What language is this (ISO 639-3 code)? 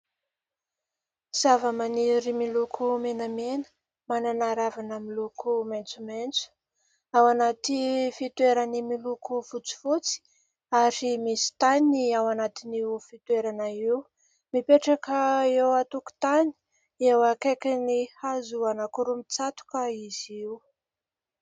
mlg